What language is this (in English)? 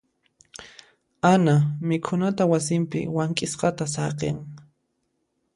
Puno Quechua